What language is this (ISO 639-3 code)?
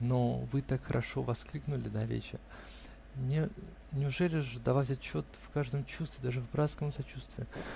rus